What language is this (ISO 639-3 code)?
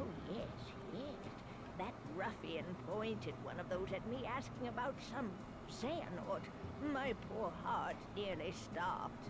eng